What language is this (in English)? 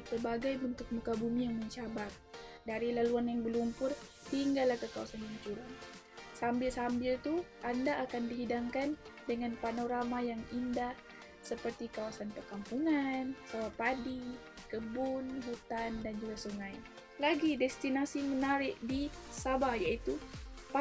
Malay